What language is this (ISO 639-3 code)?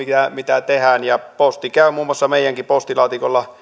fin